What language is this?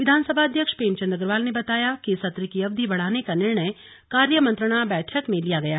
Hindi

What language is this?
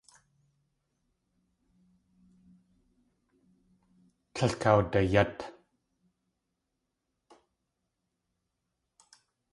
Tlingit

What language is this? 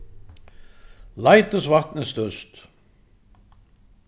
Faroese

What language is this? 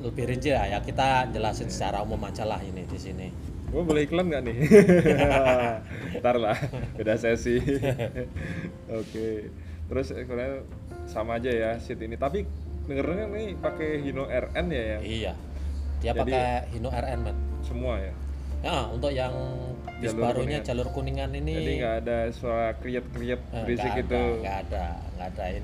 Indonesian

